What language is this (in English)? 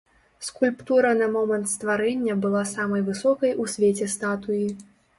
Belarusian